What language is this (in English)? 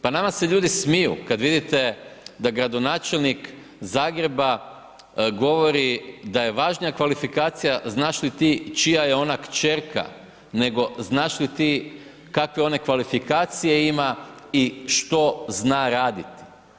Croatian